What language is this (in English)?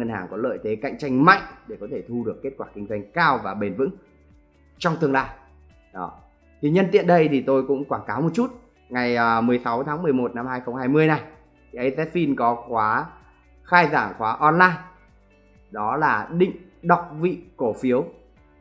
Vietnamese